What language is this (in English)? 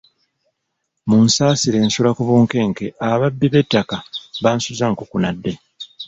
Ganda